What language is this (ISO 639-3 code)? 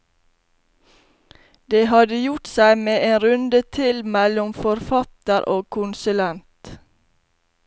nor